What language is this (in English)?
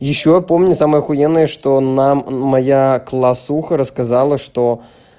Russian